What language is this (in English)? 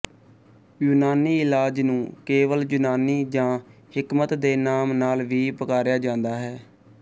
Punjabi